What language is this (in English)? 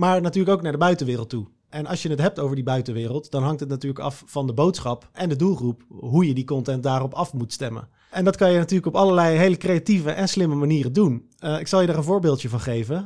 Dutch